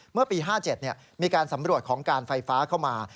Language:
Thai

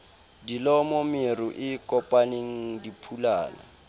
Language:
Southern Sotho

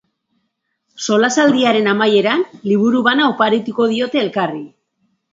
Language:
Basque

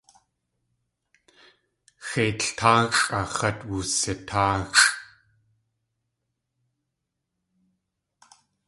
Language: Tlingit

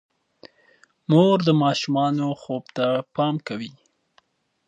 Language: Pashto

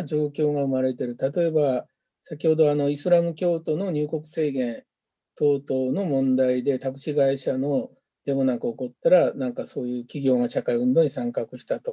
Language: Japanese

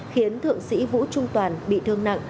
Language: Vietnamese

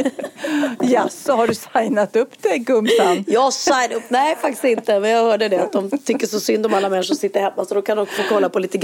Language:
Swedish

